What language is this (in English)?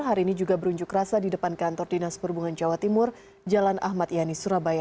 Indonesian